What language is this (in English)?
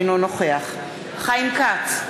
Hebrew